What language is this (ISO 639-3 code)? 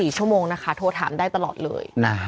tha